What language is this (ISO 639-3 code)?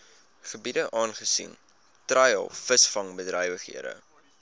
afr